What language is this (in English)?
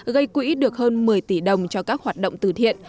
Vietnamese